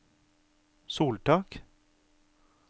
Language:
Norwegian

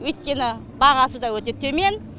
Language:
Kazakh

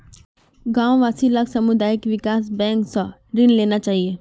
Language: Magahi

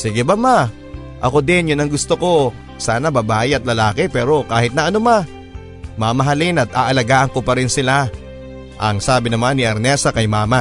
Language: Filipino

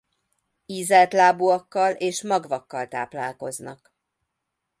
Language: Hungarian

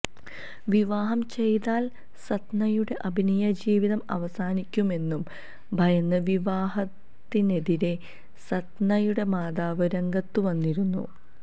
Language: Malayalam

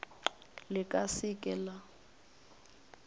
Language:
Northern Sotho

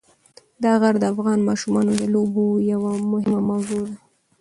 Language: Pashto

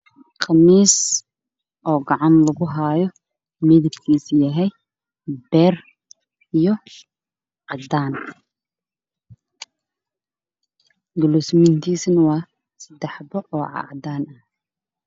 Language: Somali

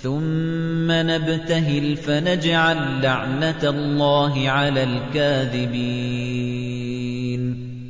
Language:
Arabic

